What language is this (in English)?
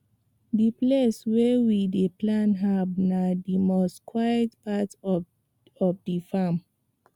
Nigerian Pidgin